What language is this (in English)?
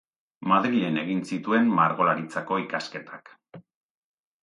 Basque